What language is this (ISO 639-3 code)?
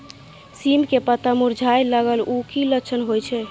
mai